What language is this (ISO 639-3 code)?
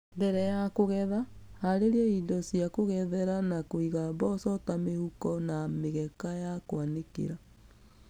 kik